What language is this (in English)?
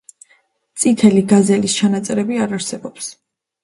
Georgian